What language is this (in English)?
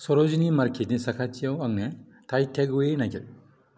Bodo